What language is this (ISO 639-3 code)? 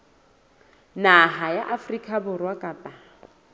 sot